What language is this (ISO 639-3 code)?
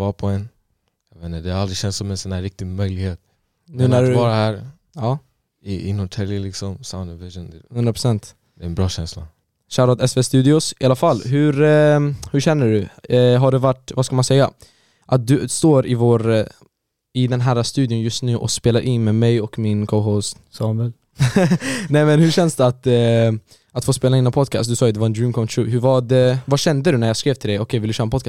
swe